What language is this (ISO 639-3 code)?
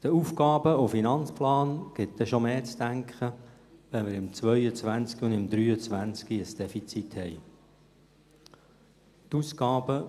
gsw